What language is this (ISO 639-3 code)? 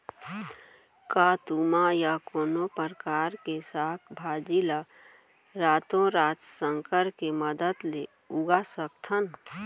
hne